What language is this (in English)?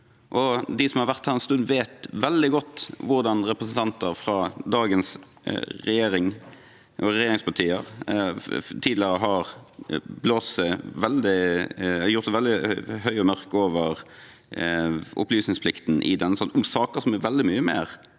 Norwegian